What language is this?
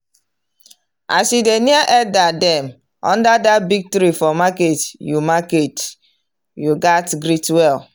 Nigerian Pidgin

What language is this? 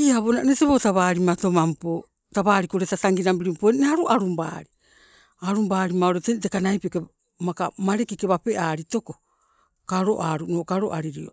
Sibe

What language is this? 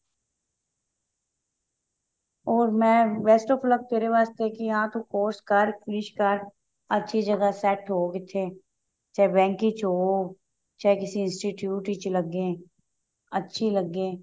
Punjabi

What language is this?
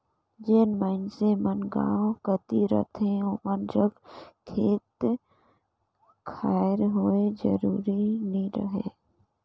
Chhattisgarhi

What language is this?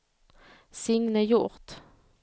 Swedish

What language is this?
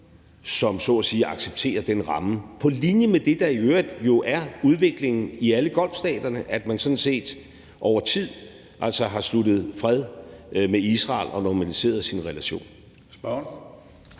Danish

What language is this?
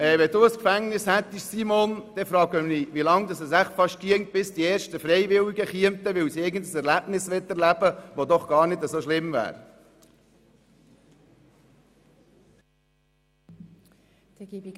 Swiss German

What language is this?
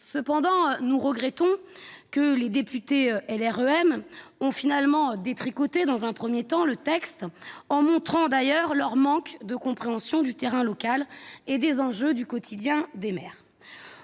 French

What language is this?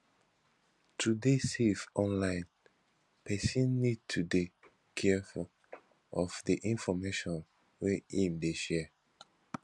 Nigerian Pidgin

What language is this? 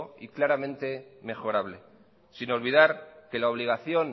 Spanish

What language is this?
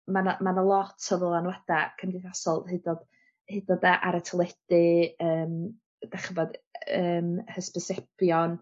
Welsh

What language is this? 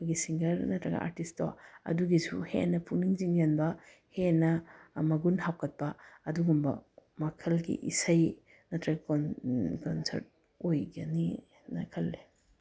Manipuri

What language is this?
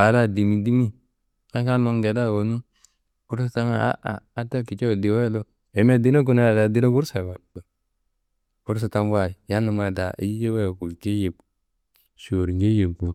Kanembu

